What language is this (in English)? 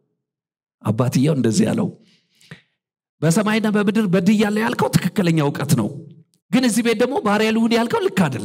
Arabic